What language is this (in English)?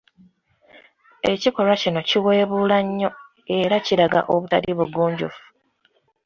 Ganda